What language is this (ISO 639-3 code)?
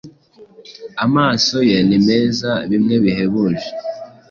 kin